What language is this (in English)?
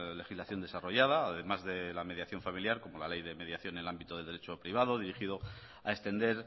Spanish